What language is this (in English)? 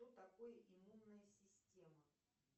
Russian